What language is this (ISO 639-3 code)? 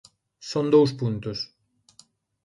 glg